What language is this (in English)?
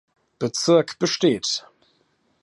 German